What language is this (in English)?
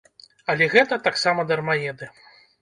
Belarusian